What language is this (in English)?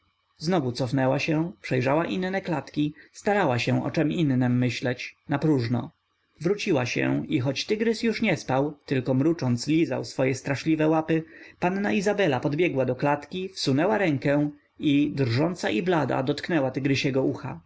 Polish